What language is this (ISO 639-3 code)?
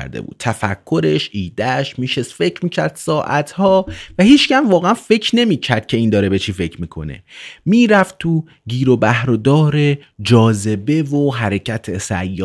fas